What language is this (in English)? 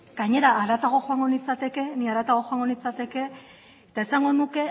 Basque